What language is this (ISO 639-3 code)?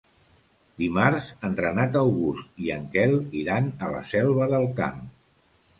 cat